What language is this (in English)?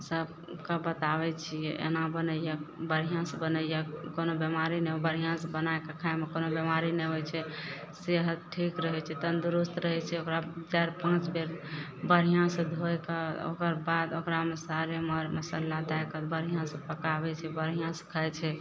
Maithili